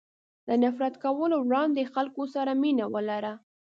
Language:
Pashto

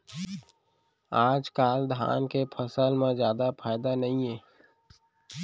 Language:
Chhattisgarhi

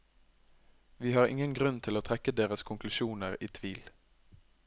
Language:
Norwegian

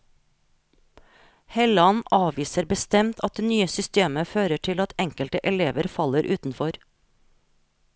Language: Norwegian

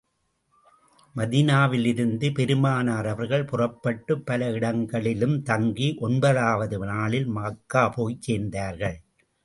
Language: Tamil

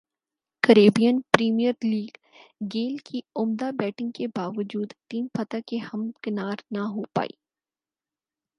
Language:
Urdu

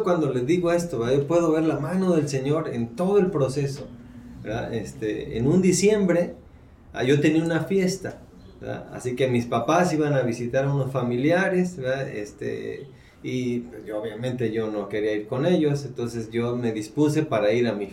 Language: Spanish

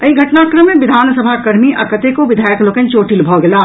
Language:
Maithili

